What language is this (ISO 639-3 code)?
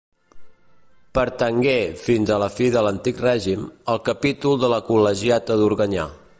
cat